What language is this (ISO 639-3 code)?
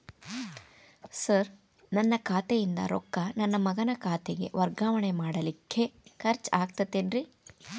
kan